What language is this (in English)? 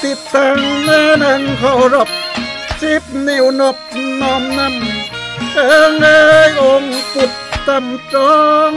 Thai